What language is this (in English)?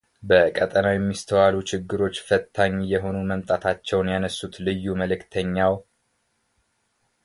Amharic